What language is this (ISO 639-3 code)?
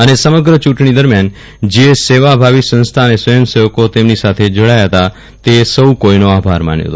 guj